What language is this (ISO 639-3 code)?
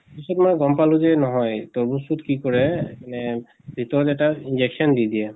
asm